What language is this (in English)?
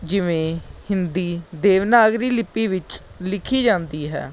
Punjabi